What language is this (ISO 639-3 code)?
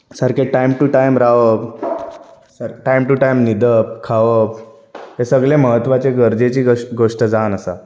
kok